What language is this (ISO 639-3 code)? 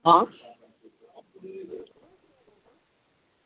doi